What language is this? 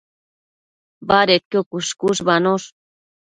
Matsés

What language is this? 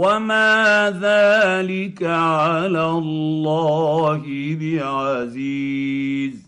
Arabic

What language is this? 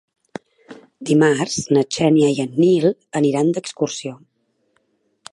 Catalan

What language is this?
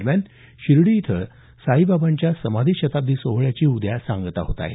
Marathi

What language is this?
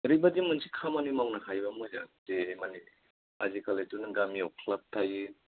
Bodo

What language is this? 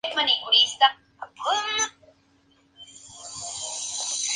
Spanish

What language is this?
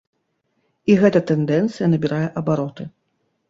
Belarusian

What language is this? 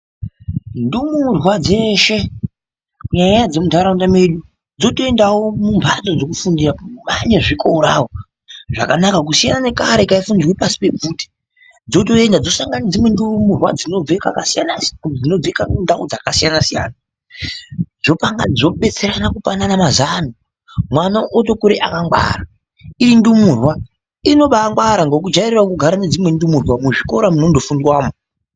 Ndau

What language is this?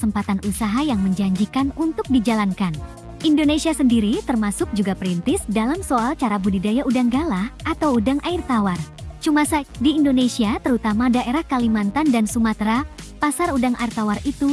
Indonesian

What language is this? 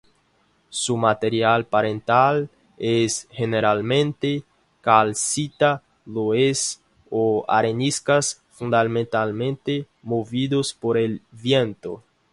Spanish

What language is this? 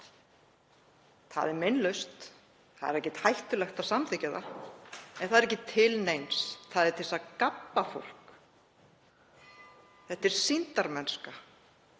Icelandic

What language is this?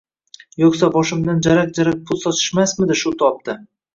Uzbek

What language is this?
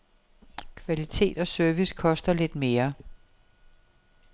Danish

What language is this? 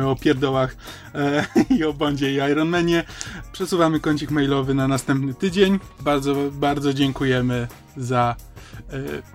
Polish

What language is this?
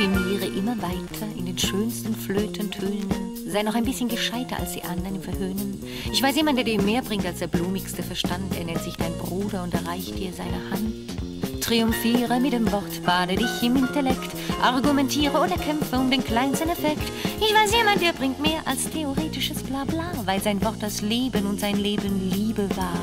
German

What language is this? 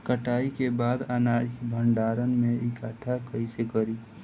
Bhojpuri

